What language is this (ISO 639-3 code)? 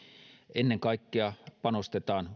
fin